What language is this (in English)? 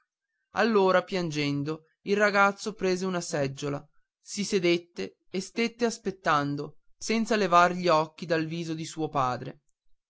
Italian